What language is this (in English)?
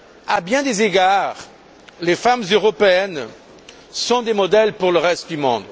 French